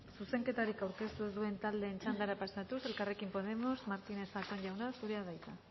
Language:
Basque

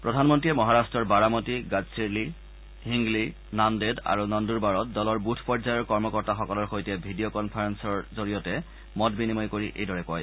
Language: Assamese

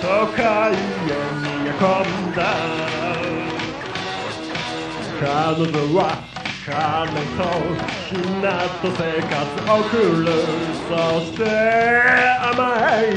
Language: Japanese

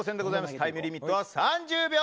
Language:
Japanese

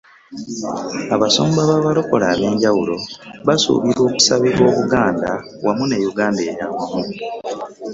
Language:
Ganda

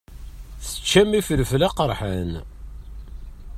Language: Kabyle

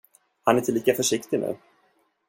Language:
Swedish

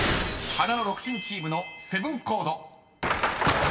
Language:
Japanese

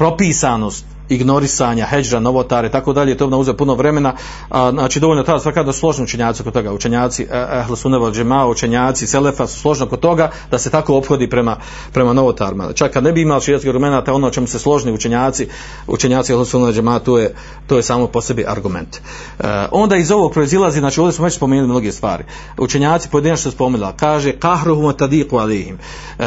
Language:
Croatian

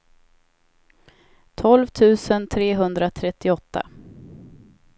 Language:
Swedish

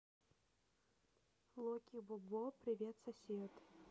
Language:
Russian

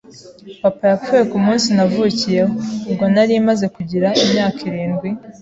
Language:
Kinyarwanda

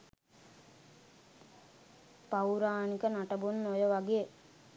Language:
Sinhala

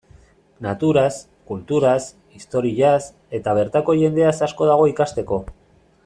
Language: Basque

